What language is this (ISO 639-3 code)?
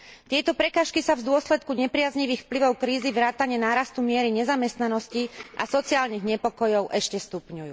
slk